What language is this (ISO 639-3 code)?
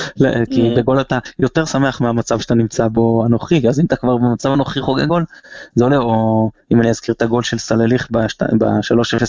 heb